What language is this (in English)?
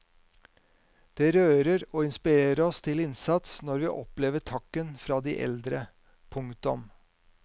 Norwegian